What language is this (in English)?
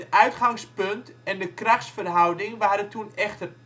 Dutch